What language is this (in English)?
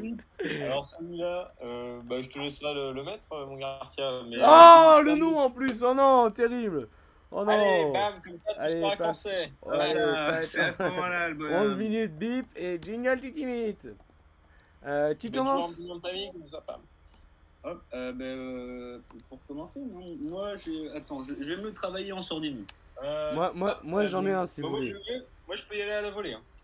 French